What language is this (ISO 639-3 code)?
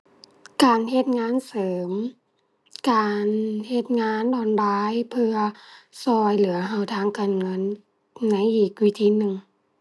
tha